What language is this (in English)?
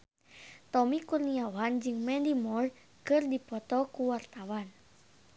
Sundanese